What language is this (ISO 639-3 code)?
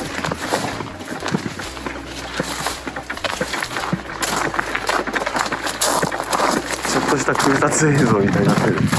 jpn